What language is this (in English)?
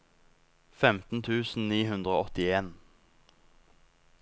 Norwegian